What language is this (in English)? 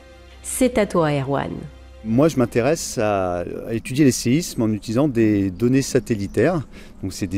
French